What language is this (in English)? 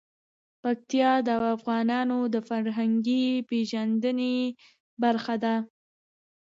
Pashto